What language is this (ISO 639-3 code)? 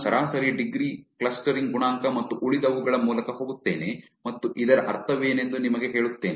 kan